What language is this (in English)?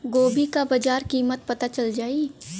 Bhojpuri